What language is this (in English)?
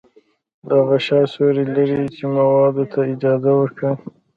Pashto